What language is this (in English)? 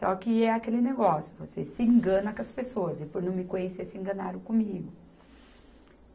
Portuguese